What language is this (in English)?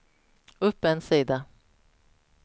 Swedish